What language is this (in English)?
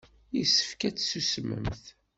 Kabyle